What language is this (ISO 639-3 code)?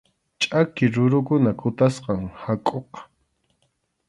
qxu